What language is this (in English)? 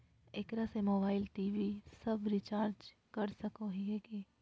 Magahi